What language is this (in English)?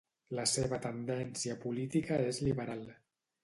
Catalan